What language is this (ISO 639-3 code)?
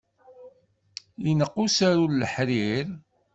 kab